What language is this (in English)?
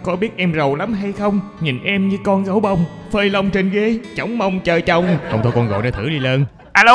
Vietnamese